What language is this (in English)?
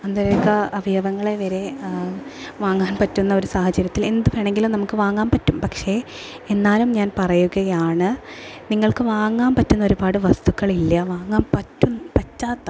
Malayalam